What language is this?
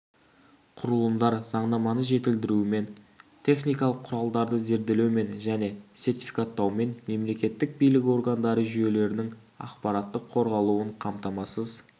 Kazakh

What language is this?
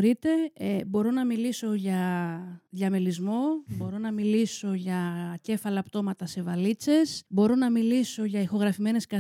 Greek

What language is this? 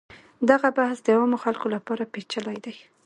Pashto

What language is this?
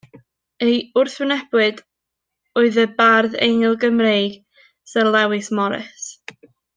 Welsh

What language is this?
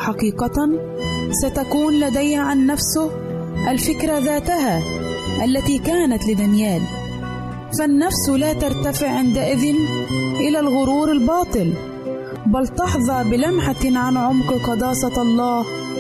Arabic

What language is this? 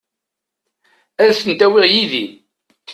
Kabyle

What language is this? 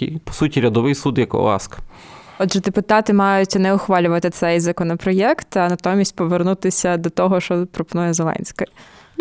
Ukrainian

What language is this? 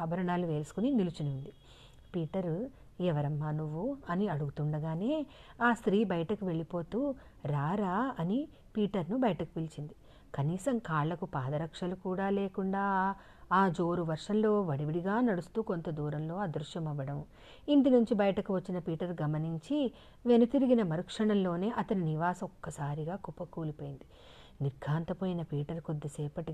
Telugu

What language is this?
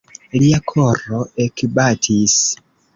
Esperanto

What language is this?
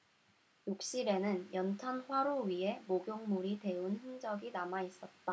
Korean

